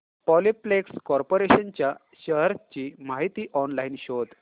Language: Marathi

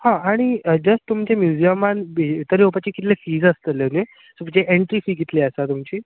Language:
Konkani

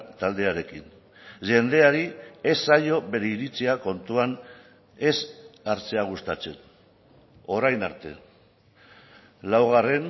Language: Basque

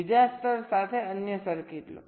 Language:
Gujarati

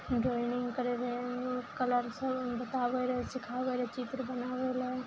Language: Maithili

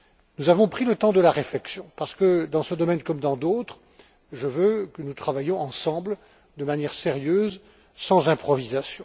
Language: French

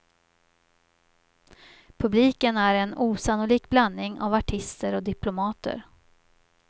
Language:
Swedish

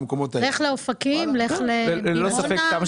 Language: Hebrew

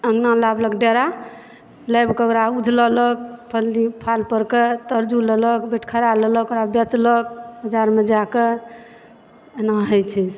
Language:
Maithili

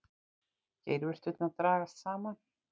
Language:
Icelandic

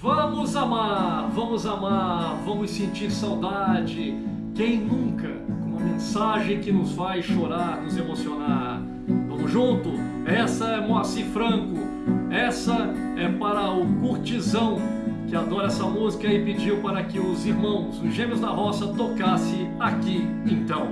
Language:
Portuguese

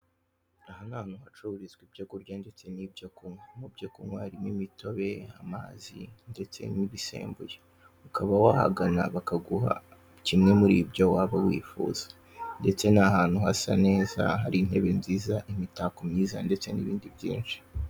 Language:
Kinyarwanda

